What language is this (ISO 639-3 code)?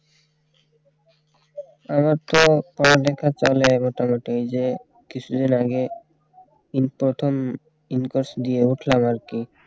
ben